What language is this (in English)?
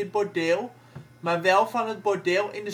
Dutch